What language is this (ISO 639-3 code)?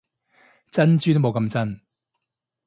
yue